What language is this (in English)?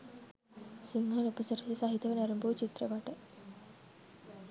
Sinhala